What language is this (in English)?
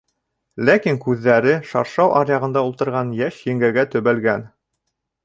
Bashkir